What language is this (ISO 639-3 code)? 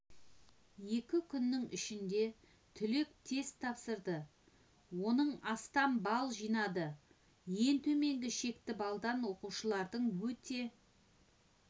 kaz